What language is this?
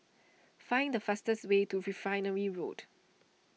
English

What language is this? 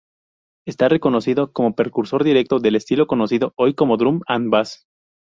Spanish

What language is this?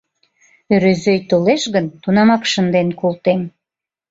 Mari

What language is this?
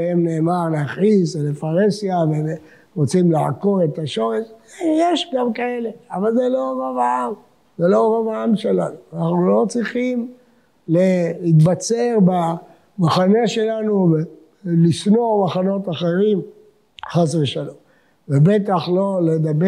Hebrew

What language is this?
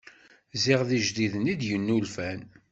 Kabyle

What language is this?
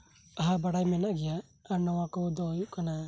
Santali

